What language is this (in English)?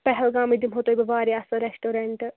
Kashmiri